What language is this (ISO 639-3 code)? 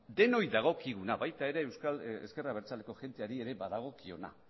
eus